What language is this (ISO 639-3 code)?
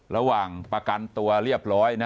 tha